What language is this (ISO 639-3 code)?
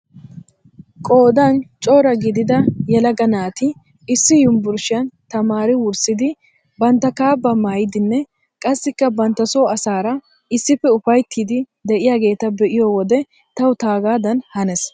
wal